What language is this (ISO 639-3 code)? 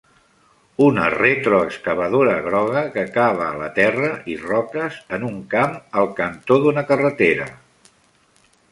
cat